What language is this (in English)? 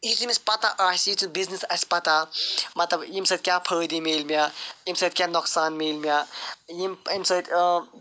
Kashmiri